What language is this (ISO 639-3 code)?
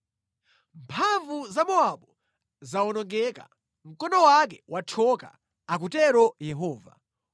nya